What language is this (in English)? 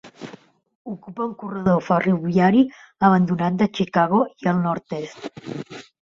Catalan